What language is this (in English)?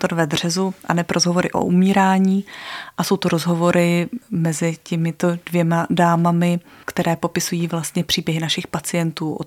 Czech